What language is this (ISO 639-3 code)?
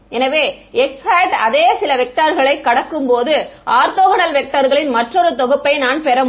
tam